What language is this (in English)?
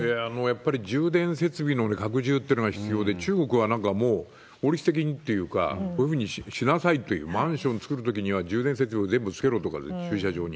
Japanese